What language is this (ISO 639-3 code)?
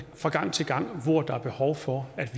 dan